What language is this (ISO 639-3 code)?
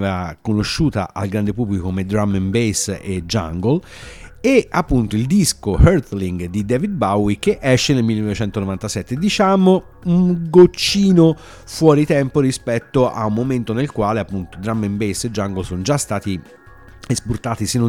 ita